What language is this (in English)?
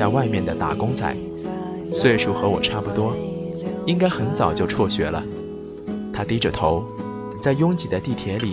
Chinese